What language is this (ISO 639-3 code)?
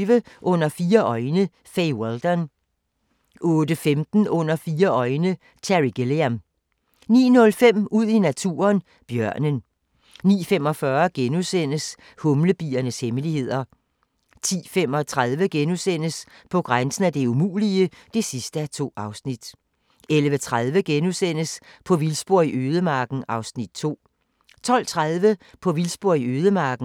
dan